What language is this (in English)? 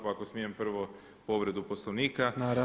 Croatian